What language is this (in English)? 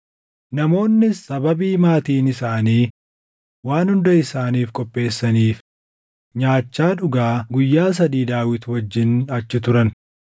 Oromo